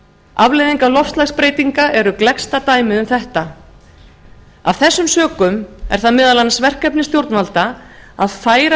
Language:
Icelandic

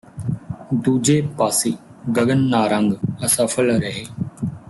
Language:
Punjabi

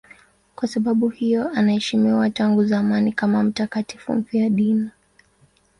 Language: Swahili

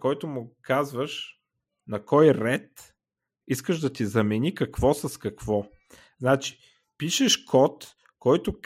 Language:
Bulgarian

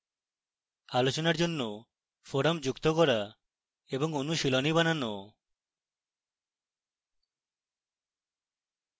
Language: Bangla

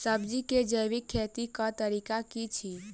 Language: Maithili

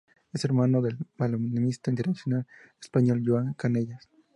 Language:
Spanish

